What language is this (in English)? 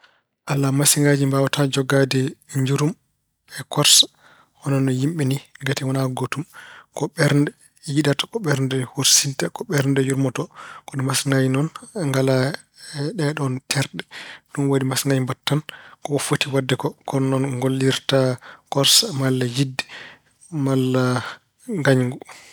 Fula